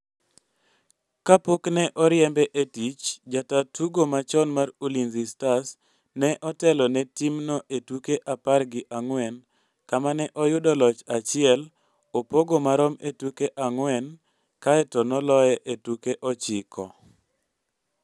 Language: Luo (Kenya and Tanzania)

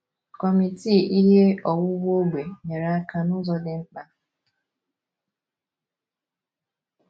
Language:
Igbo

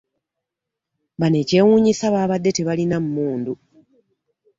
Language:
Ganda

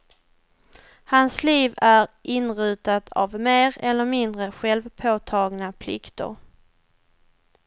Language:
Swedish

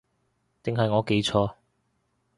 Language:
Cantonese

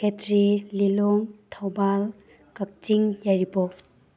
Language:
Manipuri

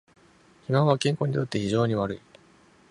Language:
Japanese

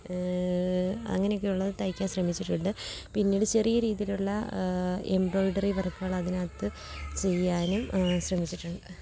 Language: Malayalam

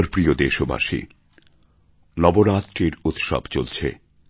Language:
Bangla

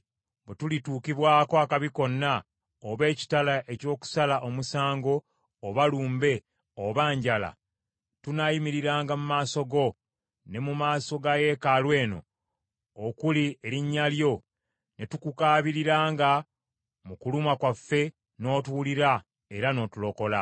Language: Ganda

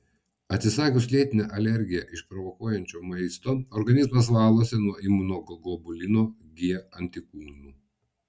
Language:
Lithuanian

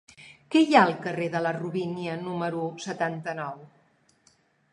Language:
Catalan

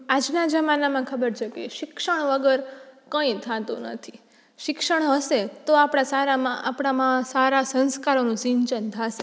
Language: Gujarati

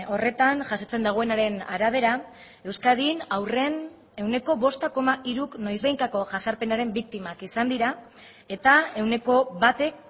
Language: Basque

